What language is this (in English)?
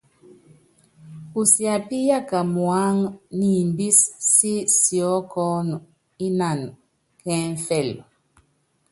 Yangben